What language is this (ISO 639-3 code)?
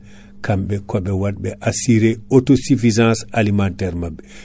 ful